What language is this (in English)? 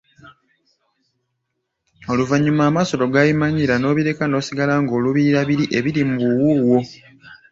Ganda